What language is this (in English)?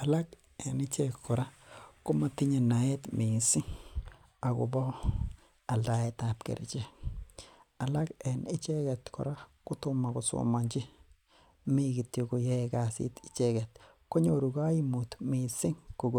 Kalenjin